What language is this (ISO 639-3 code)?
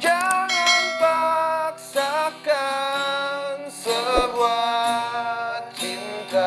ind